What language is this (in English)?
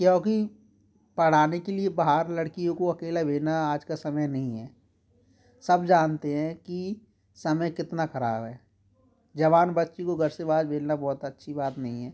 Hindi